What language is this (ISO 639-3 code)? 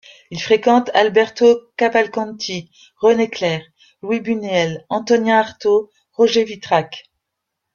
fra